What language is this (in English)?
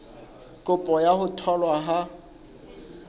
Southern Sotho